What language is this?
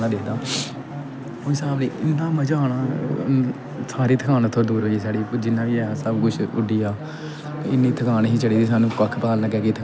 Dogri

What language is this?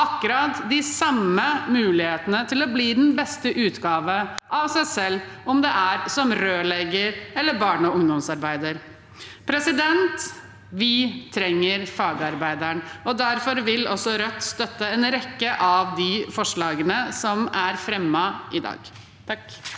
Norwegian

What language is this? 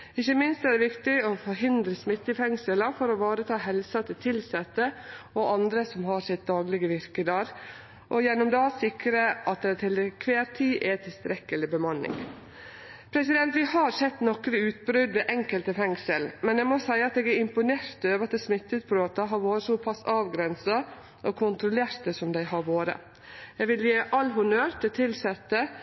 Norwegian Nynorsk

